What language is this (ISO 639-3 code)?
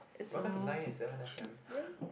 eng